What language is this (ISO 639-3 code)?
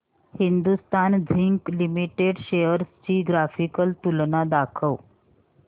mar